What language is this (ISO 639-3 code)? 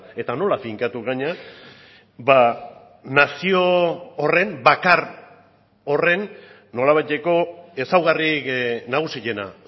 eus